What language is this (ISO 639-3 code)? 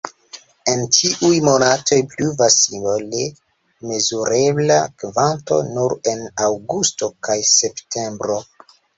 epo